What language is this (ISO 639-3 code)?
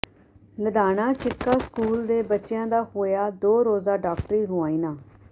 pan